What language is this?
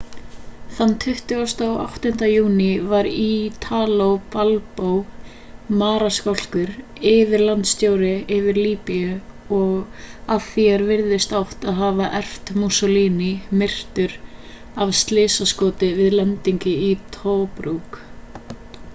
Icelandic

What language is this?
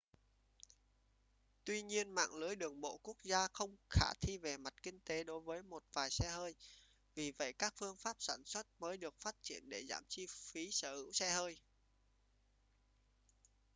Vietnamese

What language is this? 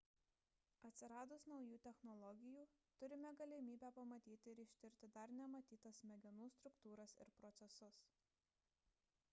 Lithuanian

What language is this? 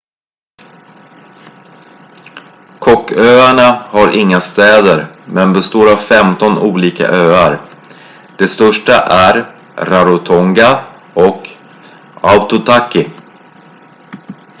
Swedish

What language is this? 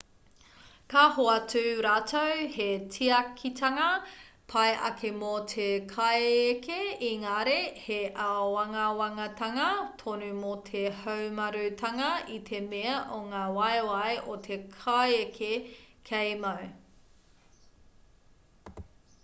Māori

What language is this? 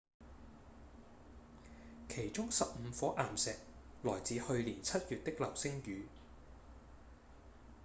Cantonese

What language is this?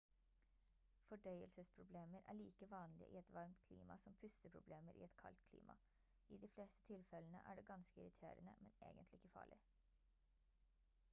Norwegian Bokmål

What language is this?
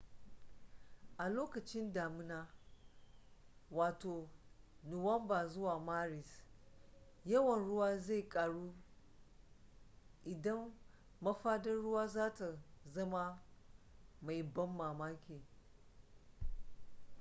Hausa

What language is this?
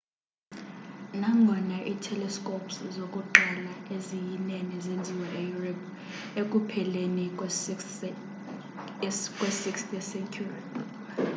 Xhosa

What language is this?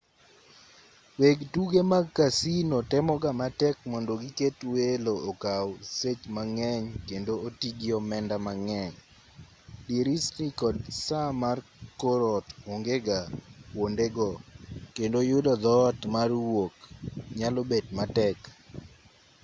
Luo (Kenya and Tanzania)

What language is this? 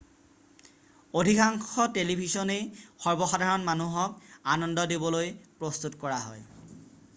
Assamese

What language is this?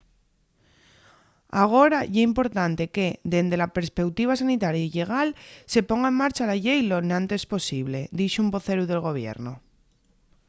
Asturian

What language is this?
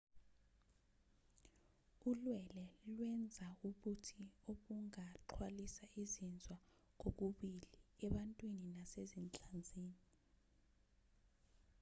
Zulu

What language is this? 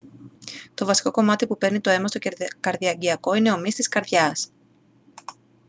Greek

